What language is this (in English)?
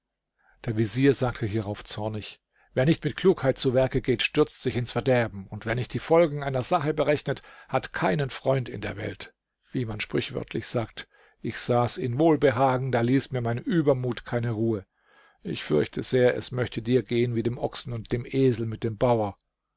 German